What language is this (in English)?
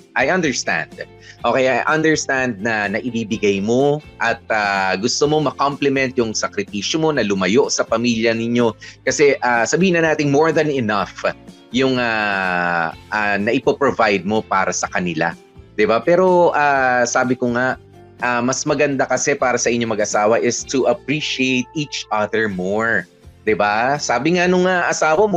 Filipino